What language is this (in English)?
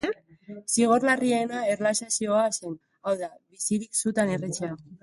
Basque